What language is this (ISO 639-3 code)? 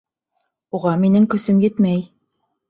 bak